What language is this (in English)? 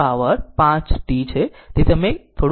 Gujarati